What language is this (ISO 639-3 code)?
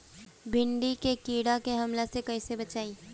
bho